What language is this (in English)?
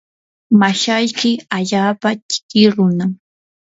Yanahuanca Pasco Quechua